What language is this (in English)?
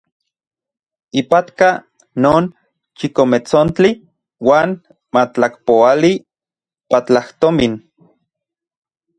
Central Puebla Nahuatl